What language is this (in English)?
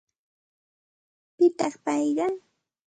Santa Ana de Tusi Pasco Quechua